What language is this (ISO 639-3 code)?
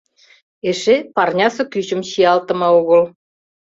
chm